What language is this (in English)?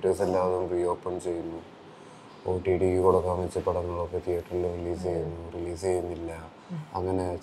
Malayalam